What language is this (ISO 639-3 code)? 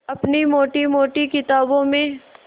hin